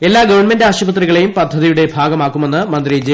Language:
Malayalam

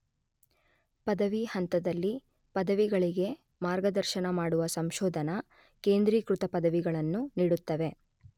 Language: Kannada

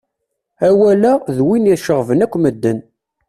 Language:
Kabyle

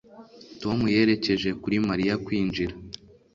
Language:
Kinyarwanda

